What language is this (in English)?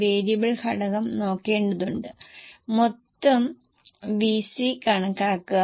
Malayalam